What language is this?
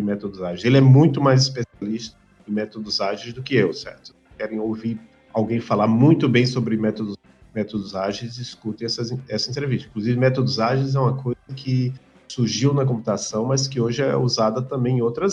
Portuguese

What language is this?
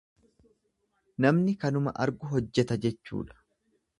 Oromo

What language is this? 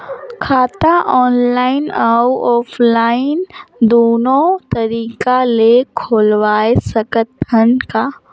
Chhattisgarhi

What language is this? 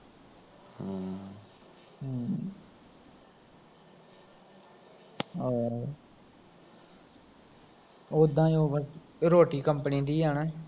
Punjabi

